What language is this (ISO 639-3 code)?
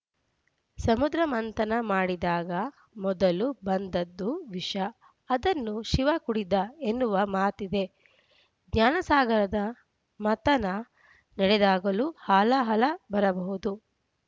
kan